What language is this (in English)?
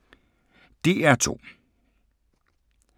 Danish